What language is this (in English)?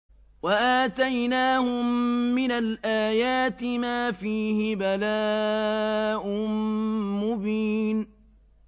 Arabic